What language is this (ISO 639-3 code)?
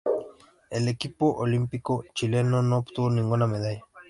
spa